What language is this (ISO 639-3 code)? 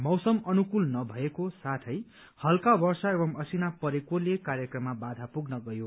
nep